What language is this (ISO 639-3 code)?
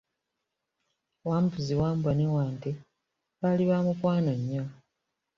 lug